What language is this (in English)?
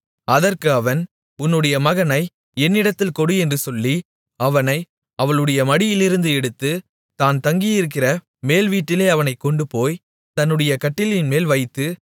Tamil